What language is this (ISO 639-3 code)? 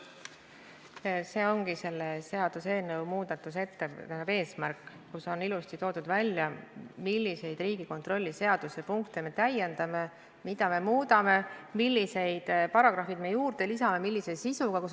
est